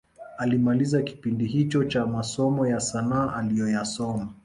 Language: Swahili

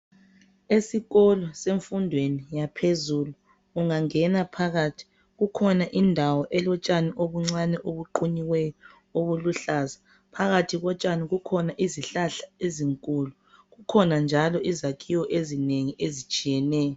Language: North Ndebele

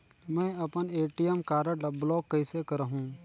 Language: Chhattisgarhi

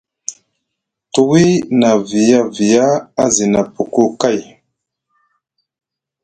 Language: Musgu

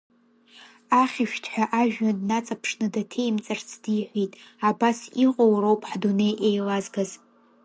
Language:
Abkhazian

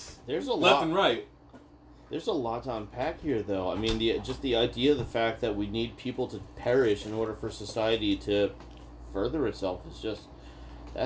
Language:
English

